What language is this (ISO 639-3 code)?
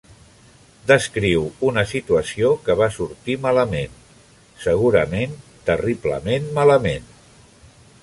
cat